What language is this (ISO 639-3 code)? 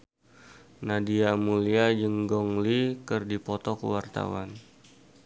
sun